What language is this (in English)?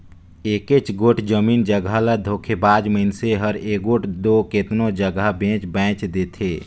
Chhattisgarhi